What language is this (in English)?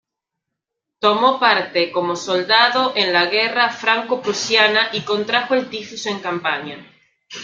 Spanish